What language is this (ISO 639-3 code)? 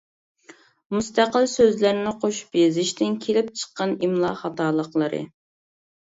uig